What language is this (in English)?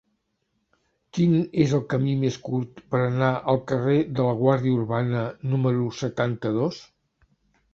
Catalan